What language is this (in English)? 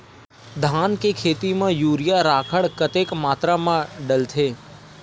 Chhattisgarhi